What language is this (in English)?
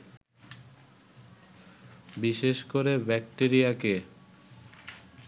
Bangla